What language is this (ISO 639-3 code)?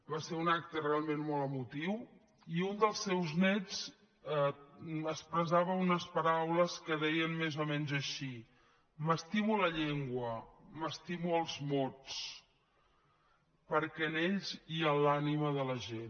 cat